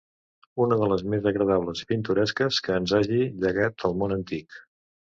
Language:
Catalan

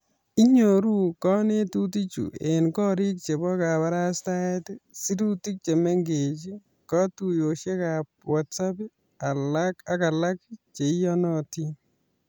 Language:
Kalenjin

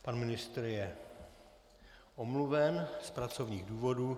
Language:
Czech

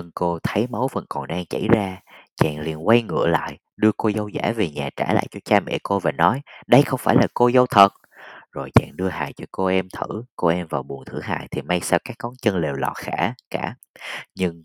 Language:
Vietnamese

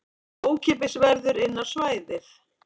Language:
Icelandic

